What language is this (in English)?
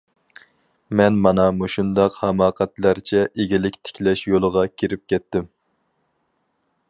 Uyghur